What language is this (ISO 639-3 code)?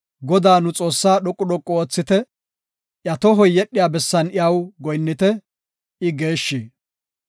gof